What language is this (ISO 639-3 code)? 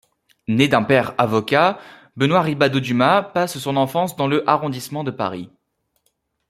fra